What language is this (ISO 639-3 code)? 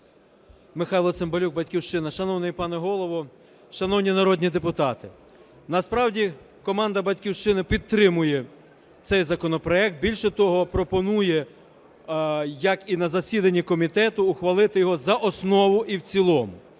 ukr